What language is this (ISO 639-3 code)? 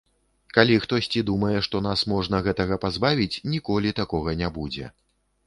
bel